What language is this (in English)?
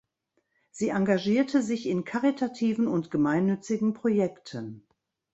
German